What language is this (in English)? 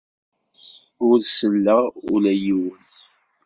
Kabyle